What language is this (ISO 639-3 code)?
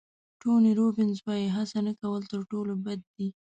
pus